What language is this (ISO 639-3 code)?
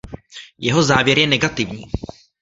ces